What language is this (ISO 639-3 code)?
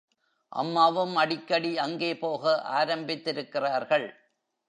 tam